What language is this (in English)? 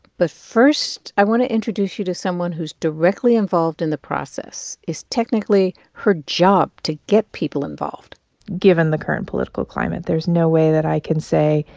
English